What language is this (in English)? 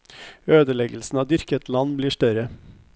Norwegian